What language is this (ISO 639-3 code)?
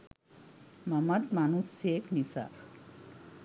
sin